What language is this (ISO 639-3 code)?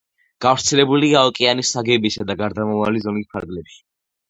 kat